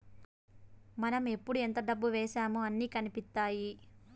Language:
Telugu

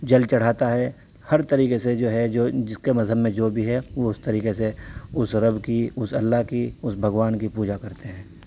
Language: Urdu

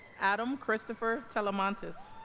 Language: English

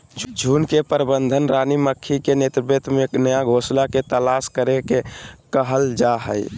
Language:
Magahi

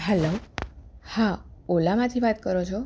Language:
Gujarati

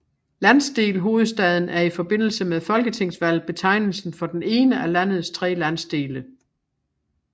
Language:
Danish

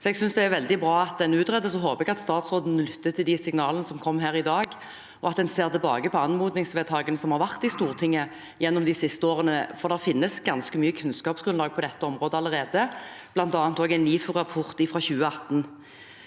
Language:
Norwegian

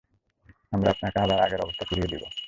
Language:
Bangla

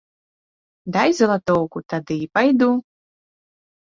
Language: Belarusian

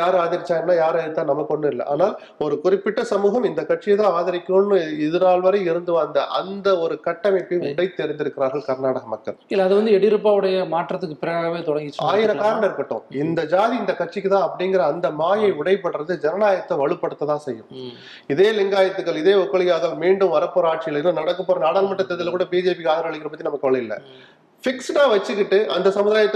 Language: Tamil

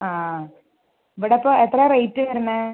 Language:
Malayalam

